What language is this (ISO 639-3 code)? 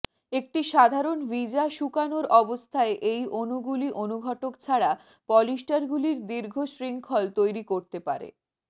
ben